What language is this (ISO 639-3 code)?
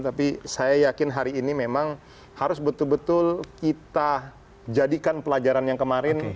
ind